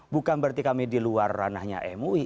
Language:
Indonesian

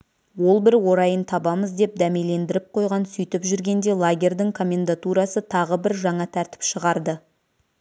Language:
Kazakh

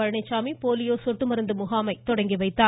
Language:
Tamil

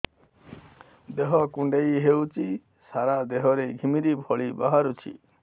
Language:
Odia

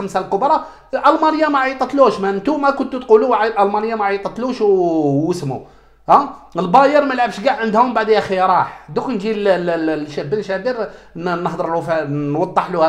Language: Arabic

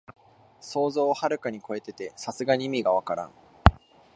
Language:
Japanese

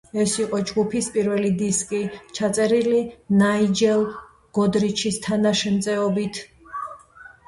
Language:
Georgian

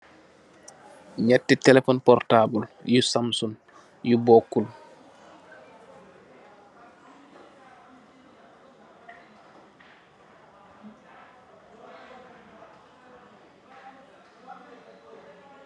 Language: Wolof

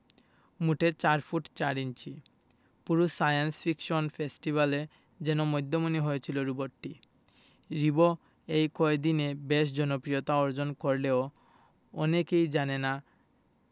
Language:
Bangla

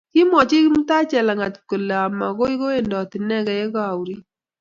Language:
Kalenjin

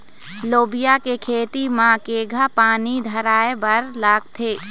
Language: Chhattisgarhi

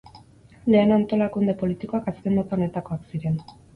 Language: Basque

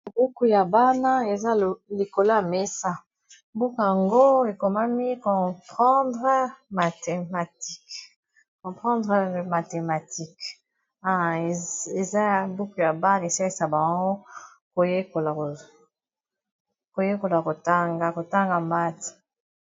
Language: Lingala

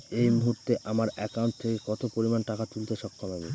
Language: Bangla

